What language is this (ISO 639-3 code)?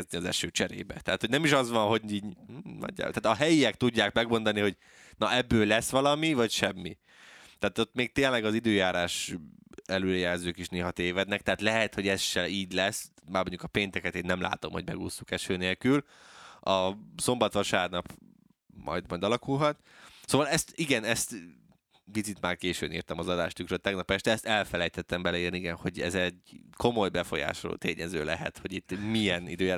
hun